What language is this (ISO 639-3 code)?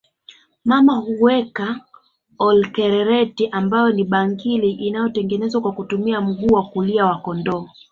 swa